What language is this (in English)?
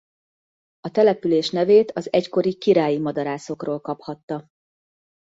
Hungarian